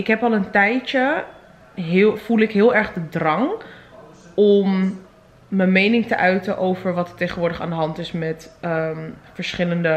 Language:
Dutch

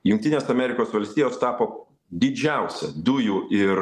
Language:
Lithuanian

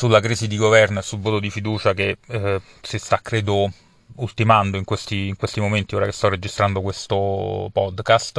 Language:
Italian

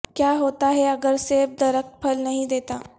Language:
Urdu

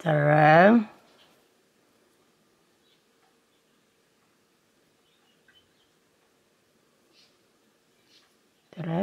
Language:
Italian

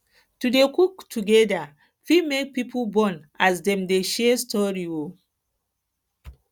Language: Nigerian Pidgin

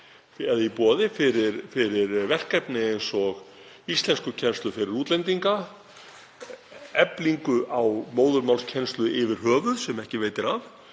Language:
Icelandic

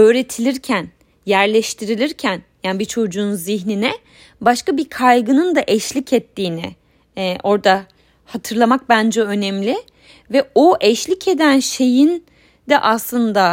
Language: Turkish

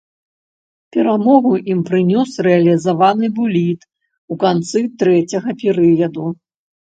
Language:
Belarusian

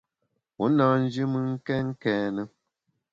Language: Bamun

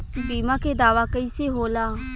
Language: Bhojpuri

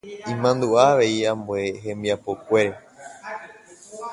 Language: Guarani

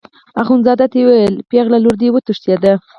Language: Pashto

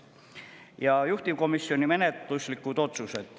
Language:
Estonian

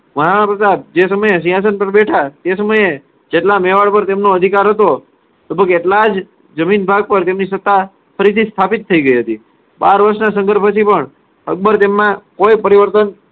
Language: Gujarati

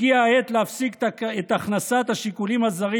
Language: Hebrew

